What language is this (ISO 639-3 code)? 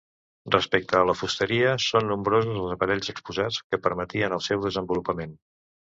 cat